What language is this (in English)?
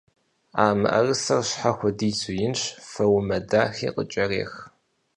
Kabardian